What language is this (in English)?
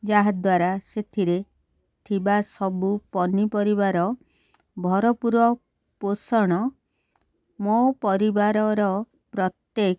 Odia